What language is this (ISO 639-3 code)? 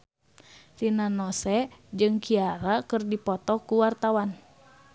sun